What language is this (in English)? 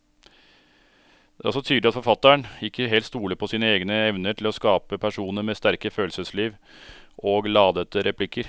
Norwegian